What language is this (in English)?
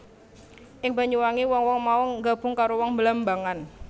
Javanese